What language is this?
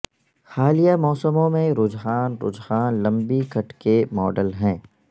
Urdu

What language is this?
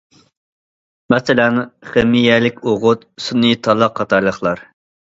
Uyghur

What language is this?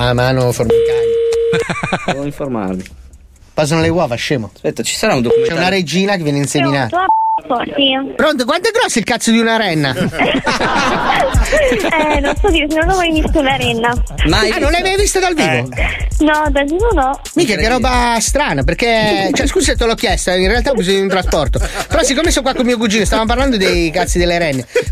Italian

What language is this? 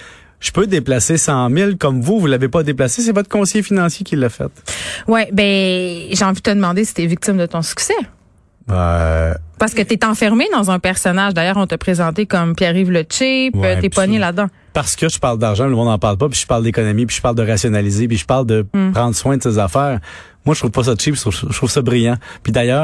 French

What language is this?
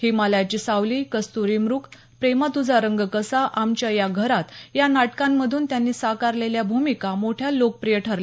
Marathi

